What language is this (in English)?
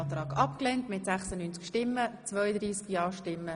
Swiss German